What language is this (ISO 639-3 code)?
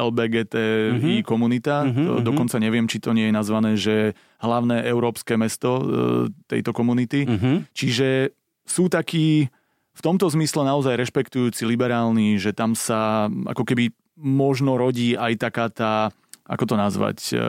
slk